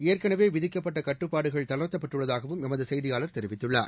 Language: Tamil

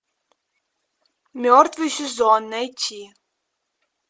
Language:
Russian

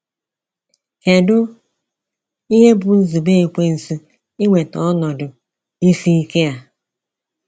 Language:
Igbo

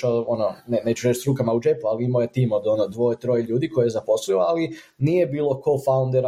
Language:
Croatian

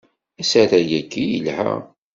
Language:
Kabyle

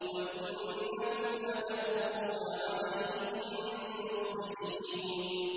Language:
Arabic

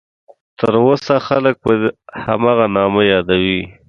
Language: Pashto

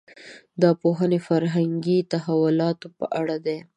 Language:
Pashto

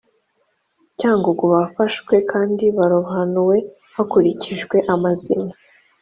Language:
Kinyarwanda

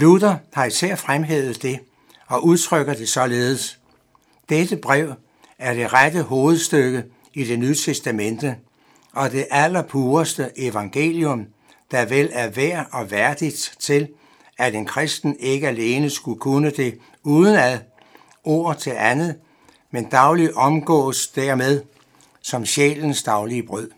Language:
Danish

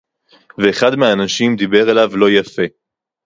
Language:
Hebrew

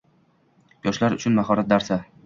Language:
Uzbek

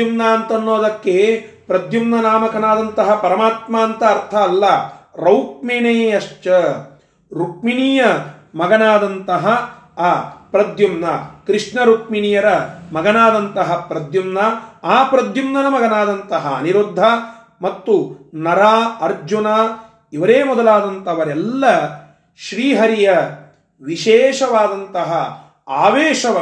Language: Kannada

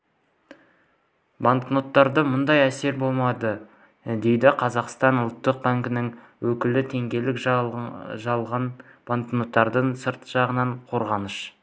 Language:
Kazakh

